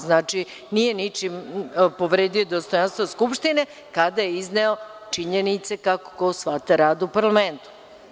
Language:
Serbian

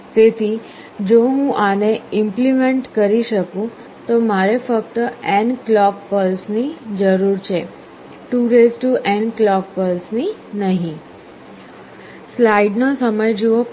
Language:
Gujarati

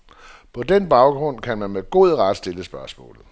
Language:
Danish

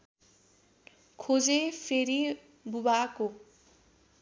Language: Nepali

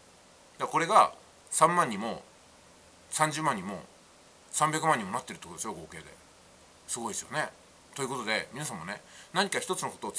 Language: Japanese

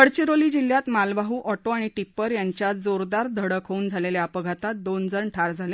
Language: Marathi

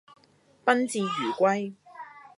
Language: Cantonese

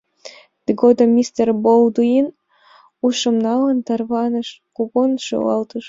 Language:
Mari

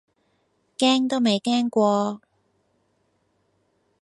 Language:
Cantonese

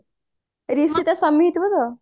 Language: Odia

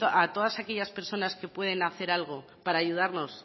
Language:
Spanish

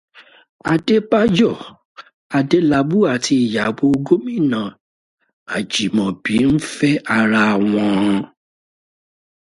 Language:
Yoruba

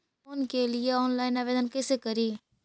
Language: Magahi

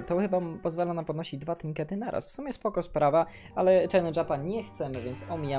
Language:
Polish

